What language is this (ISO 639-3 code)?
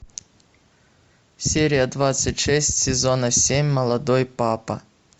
rus